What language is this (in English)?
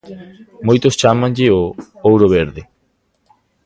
Galician